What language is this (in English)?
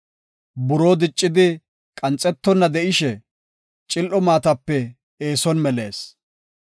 Gofa